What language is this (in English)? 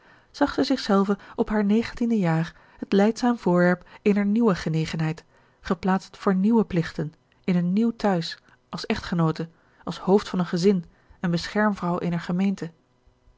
Dutch